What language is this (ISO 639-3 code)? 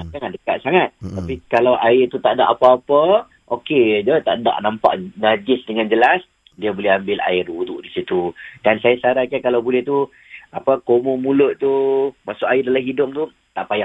msa